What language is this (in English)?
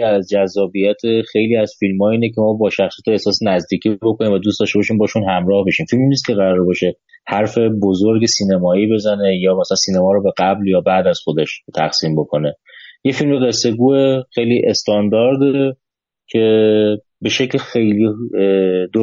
Persian